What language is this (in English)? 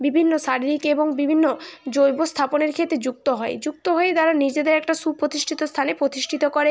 Bangla